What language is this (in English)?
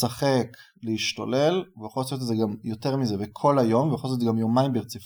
Hebrew